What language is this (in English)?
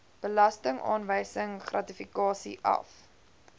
Afrikaans